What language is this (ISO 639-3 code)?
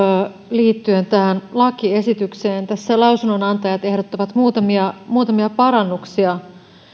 fin